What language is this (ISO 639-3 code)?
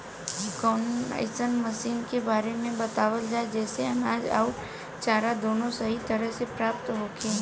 bho